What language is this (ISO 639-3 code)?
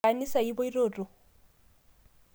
mas